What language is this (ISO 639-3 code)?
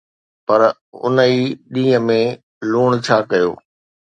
snd